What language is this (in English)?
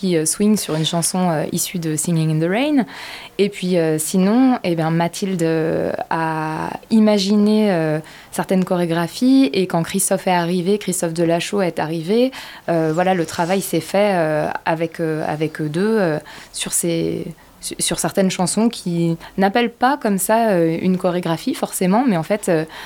French